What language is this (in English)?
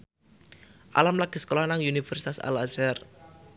Javanese